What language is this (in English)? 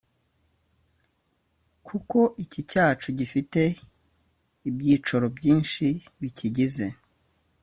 Kinyarwanda